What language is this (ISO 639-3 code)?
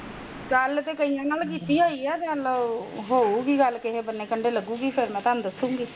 pan